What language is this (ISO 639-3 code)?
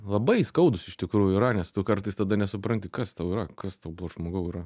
lit